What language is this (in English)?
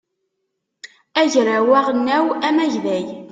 Kabyle